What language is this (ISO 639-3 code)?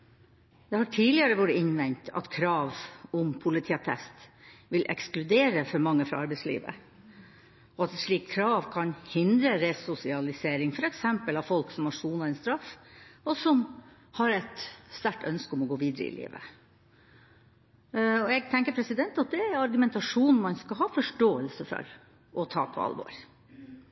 nob